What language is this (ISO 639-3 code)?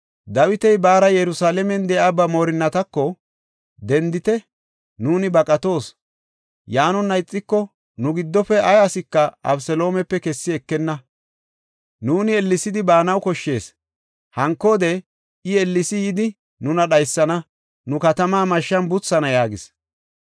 gof